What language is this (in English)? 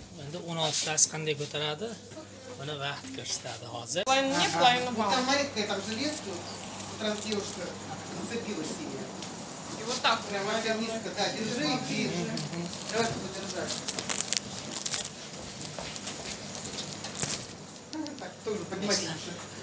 Turkish